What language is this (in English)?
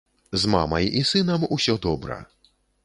Belarusian